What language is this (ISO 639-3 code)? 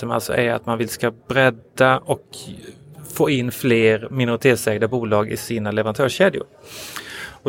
swe